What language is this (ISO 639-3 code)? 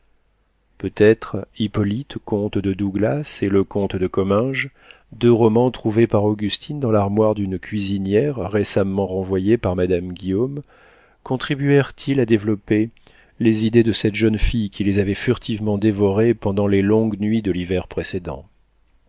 fra